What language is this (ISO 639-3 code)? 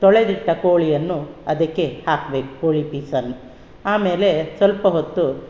kan